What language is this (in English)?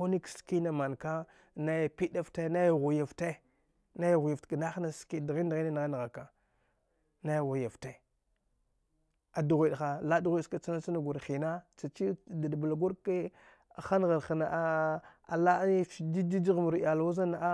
Dghwede